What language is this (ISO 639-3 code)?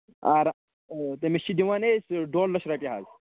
kas